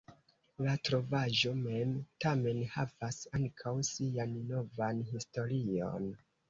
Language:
Esperanto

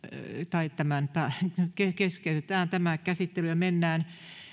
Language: Finnish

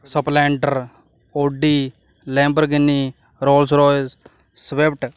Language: Punjabi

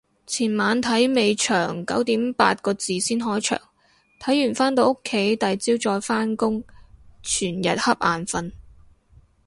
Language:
Cantonese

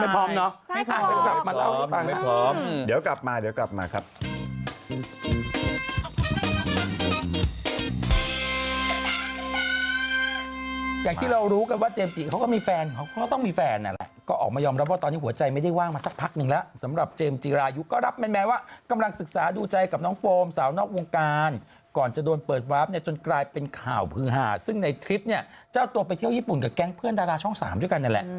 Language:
Thai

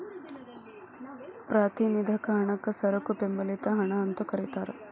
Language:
Kannada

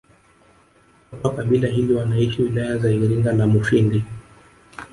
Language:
Swahili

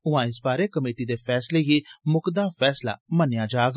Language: Dogri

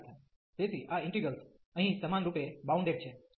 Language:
Gujarati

